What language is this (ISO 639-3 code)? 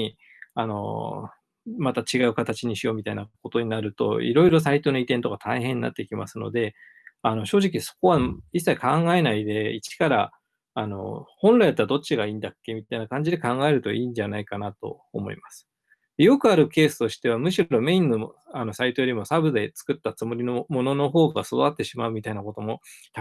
jpn